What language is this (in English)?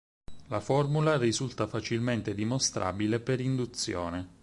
Italian